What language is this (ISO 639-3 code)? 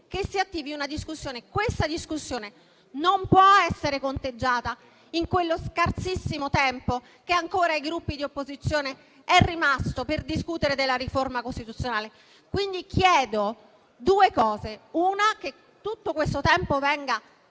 ita